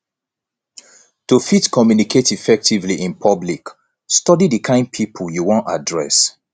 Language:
Nigerian Pidgin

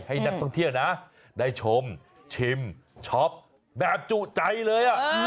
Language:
Thai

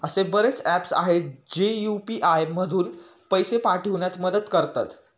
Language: Marathi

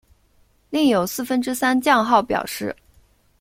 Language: Chinese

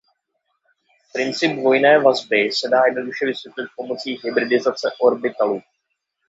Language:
Czech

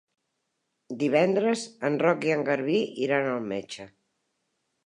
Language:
Catalan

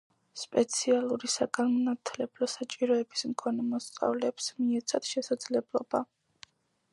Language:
Georgian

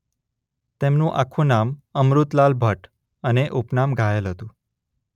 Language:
Gujarati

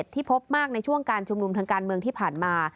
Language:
Thai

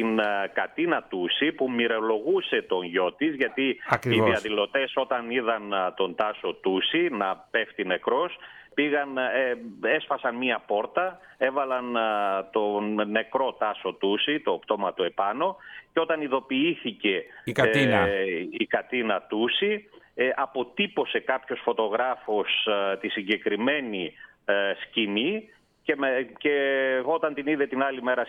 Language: Greek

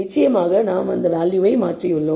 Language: Tamil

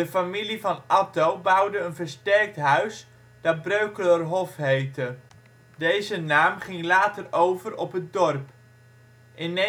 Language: Dutch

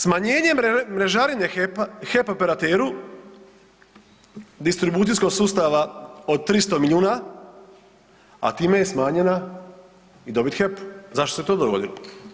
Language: Croatian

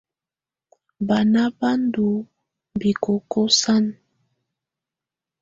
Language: Tunen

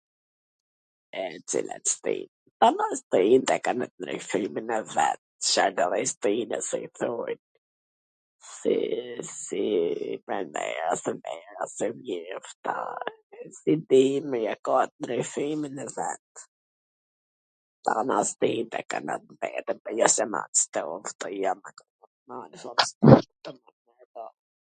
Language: Gheg Albanian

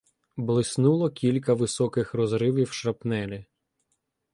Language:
Ukrainian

